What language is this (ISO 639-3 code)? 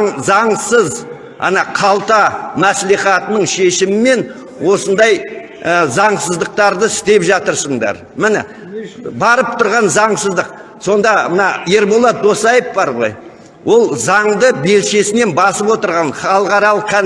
tur